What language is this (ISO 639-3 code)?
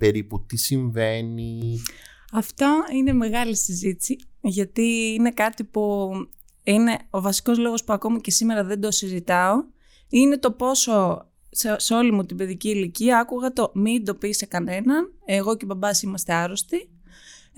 ell